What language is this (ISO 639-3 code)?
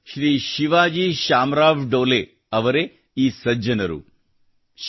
kan